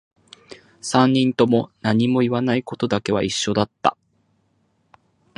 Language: Japanese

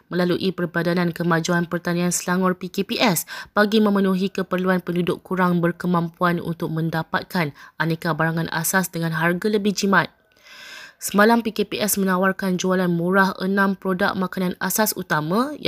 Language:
Malay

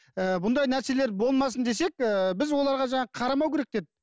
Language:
Kazakh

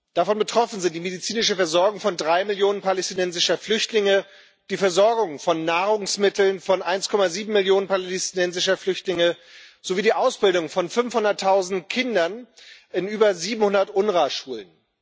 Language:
German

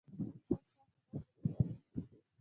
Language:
Pashto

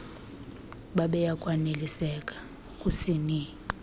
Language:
Xhosa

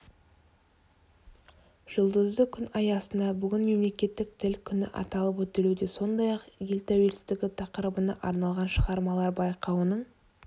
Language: Kazakh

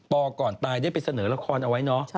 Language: Thai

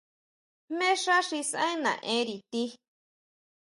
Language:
Huautla Mazatec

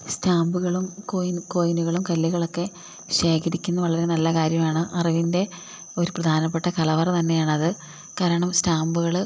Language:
Malayalam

